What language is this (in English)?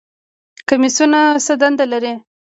Pashto